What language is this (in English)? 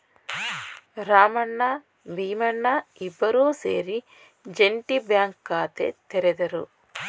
Kannada